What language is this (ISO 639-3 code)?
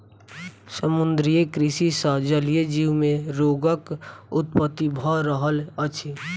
mai